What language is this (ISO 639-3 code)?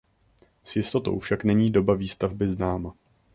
ces